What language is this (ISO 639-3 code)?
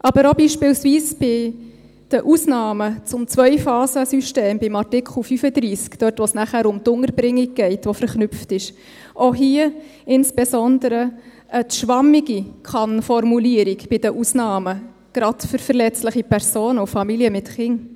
gsw